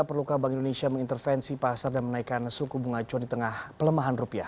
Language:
Indonesian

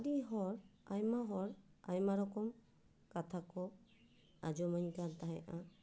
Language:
Santali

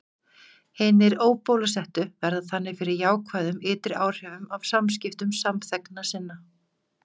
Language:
Icelandic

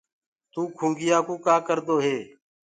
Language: Gurgula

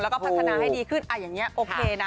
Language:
Thai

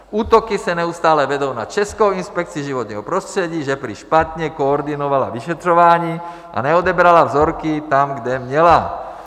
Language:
Czech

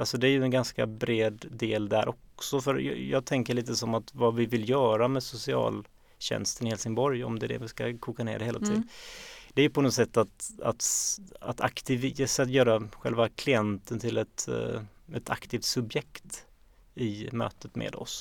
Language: Swedish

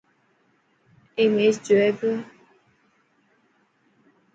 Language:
Dhatki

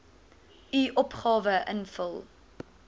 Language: Afrikaans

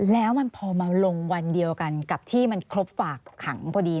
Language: Thai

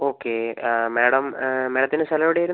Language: Malayalam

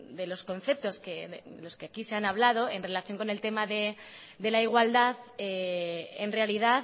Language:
Spanish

